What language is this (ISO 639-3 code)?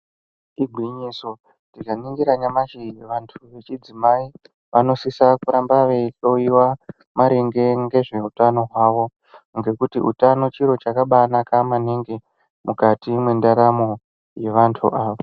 ndc